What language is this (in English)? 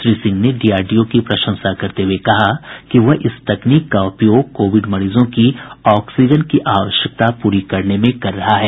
Hindi